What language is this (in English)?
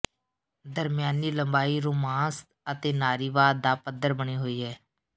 Punjabi